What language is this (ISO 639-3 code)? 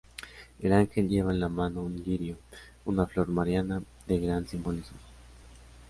spa